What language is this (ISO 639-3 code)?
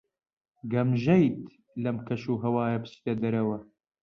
ckb